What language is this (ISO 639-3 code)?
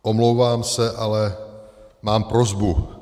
ces